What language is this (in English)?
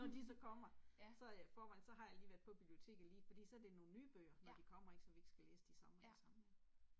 Danish